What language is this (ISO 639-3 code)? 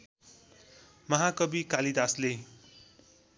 nep